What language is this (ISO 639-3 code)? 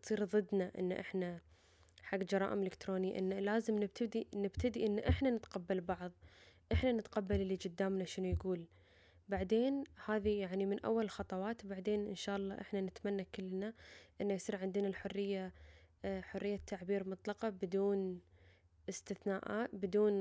ara